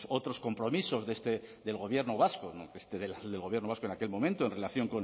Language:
Spanish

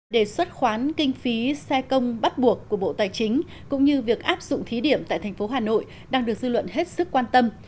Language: Vietnamese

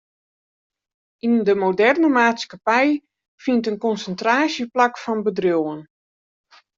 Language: Western Frisian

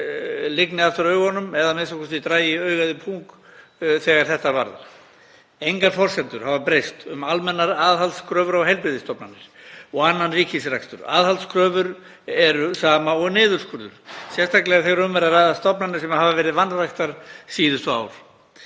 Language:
Icelandic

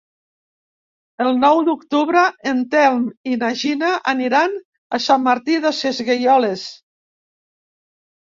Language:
Catalan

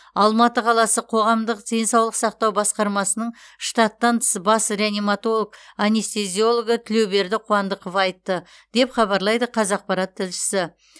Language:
Kazakh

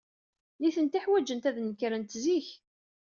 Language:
Kabyle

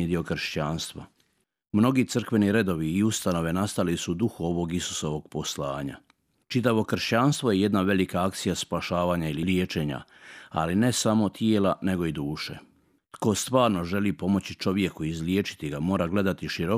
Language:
Croatian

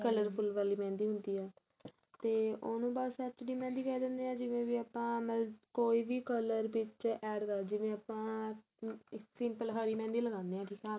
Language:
Punjabi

